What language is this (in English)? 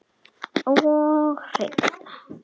Icelandic